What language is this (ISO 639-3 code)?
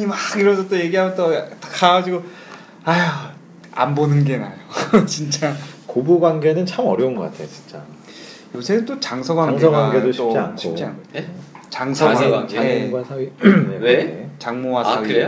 kor